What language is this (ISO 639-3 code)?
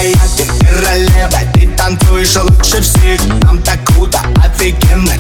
rus